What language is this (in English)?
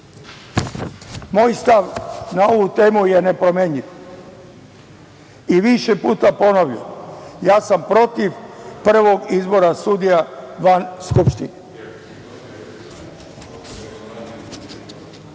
Serbian